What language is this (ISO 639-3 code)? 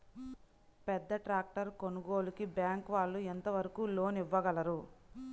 tel